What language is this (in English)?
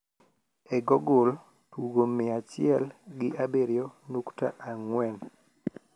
Luo (Kenya and Tanzania)